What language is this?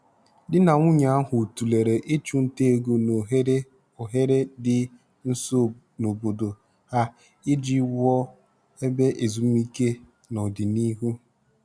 Igbo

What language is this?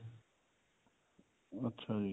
Punjabi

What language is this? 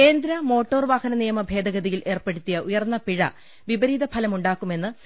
Malayalam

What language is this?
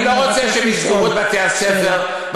Hebrew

